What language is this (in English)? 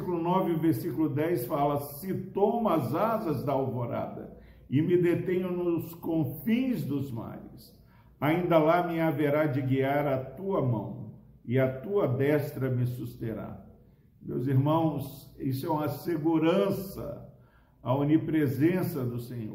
Portuguese